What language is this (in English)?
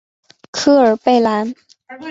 Chinese